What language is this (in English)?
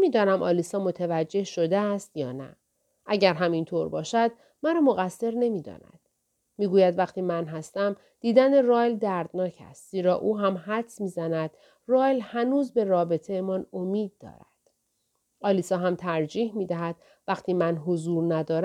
Persian